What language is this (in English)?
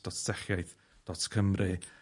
Welsh